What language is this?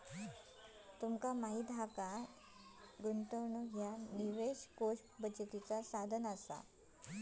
Marathi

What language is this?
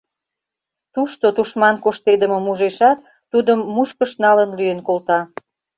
Mari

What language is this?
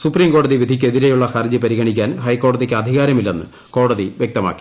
Malayalam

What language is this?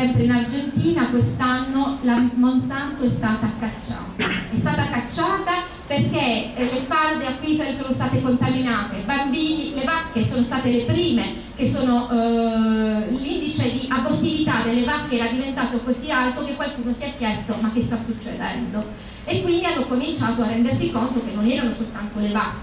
Italian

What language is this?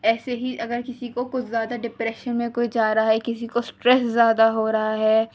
Urdu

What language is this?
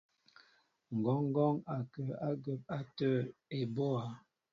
Mbo (Cameroon)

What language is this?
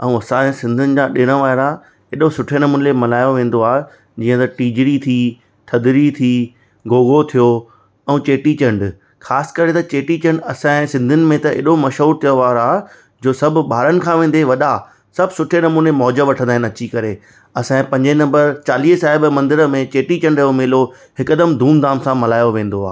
Sindhi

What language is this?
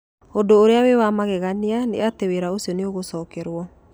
Kikuyu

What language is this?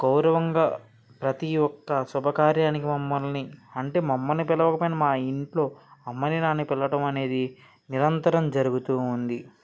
Telugu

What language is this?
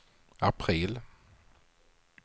Swedish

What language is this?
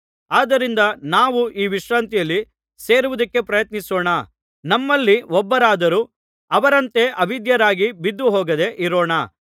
Kannada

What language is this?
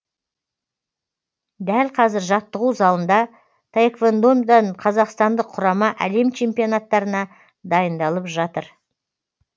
Kazakh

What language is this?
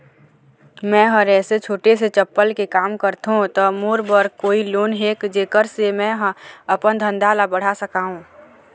Chhattisgarhi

